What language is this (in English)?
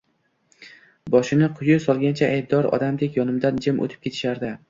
Uzbek